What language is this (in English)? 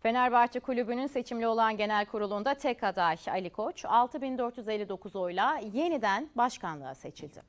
Turkish